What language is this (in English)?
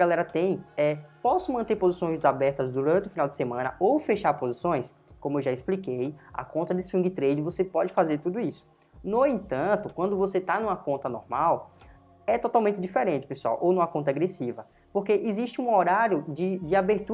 Portuguese